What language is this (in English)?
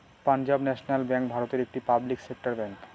Bangla